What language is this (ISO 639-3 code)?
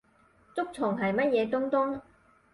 yue